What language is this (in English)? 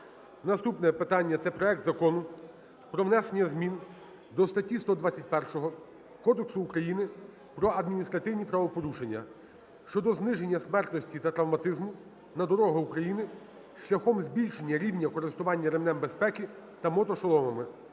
Ukrainian